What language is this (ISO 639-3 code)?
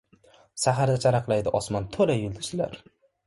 uzb